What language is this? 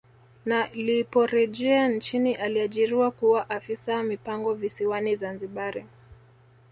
Swahili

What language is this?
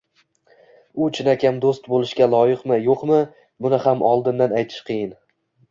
Uzbek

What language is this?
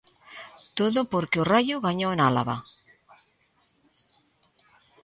Galician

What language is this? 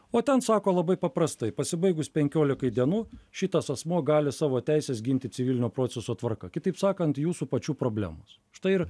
Lithuanian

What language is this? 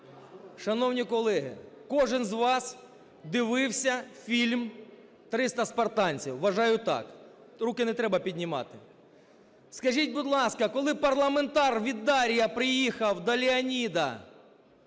Ukrainian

